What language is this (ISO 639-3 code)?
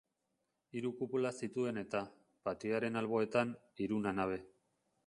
eus